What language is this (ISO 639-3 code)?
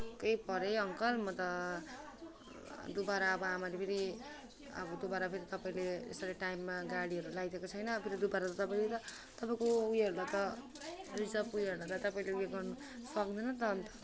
nep